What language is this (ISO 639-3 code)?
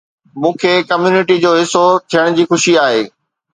snd